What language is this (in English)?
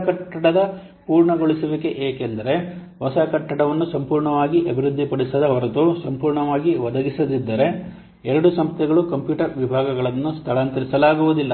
Kannada